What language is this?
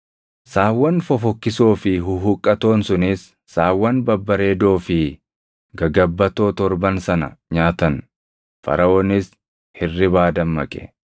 Oromo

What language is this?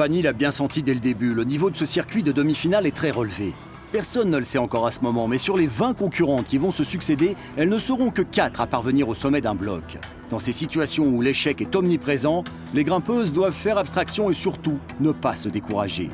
French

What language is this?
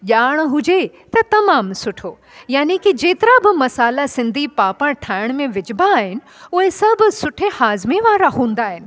Sindhi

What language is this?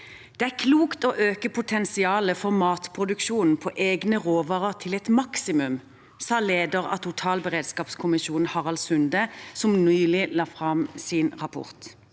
Norwegian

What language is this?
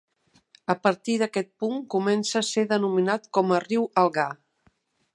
Catalan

